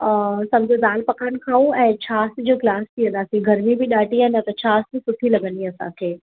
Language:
Sindhi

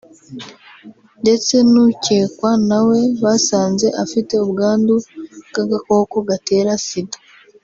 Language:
Kinyarwanda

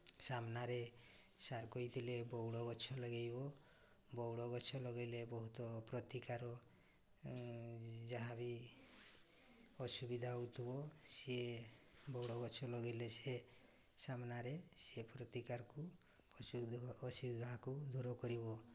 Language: Odia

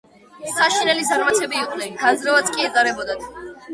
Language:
Georgian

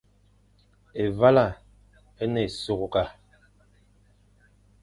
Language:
Fang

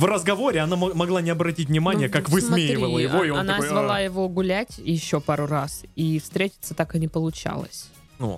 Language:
Russian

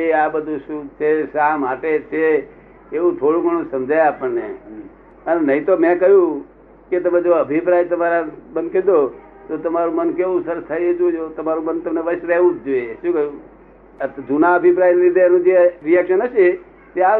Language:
Gujarati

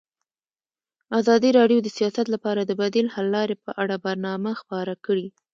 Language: Pashto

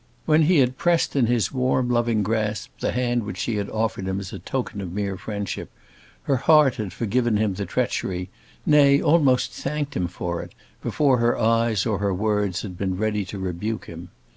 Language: English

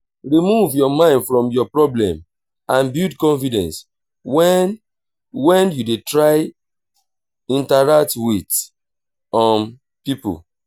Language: Nigerian Pidgin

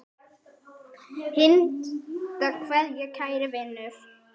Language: Icelandic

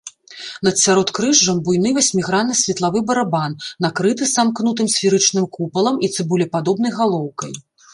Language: Belarusian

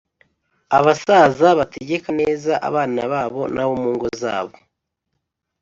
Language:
Kinyarwanda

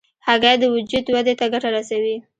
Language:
Pashto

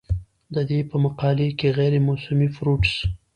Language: Pashto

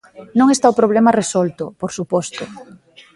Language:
Galician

